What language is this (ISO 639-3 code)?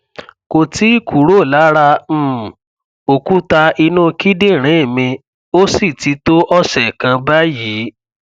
yor